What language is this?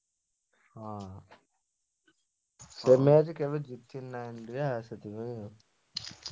Odia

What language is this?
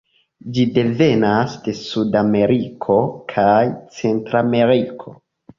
Esperanto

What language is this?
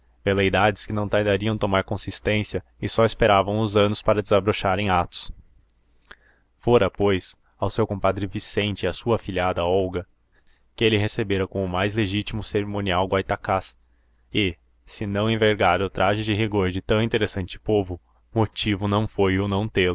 Portuguese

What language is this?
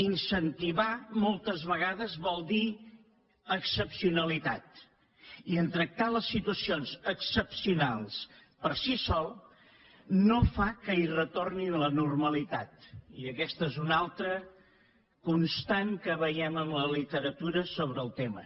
Catalan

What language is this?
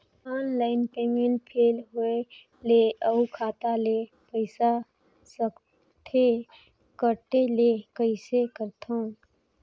Chhattisgarhi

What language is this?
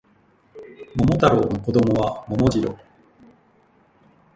Japanese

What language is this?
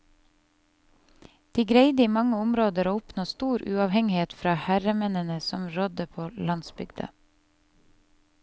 Norwegian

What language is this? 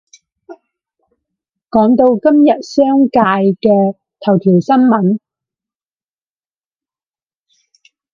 Cantonese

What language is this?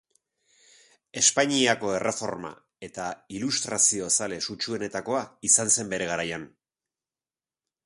Basque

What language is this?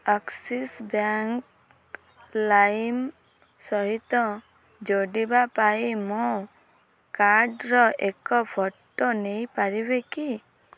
Odia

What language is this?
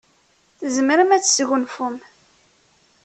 Kabyle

